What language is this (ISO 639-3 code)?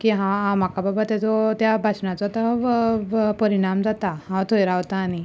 kok